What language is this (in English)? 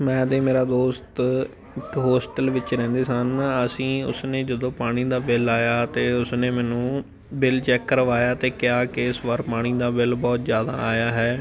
Punjabi